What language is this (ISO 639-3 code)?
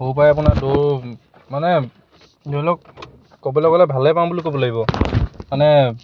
asm